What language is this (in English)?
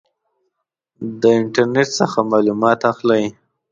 Pashto